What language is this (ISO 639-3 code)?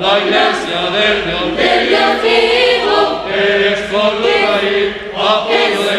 spa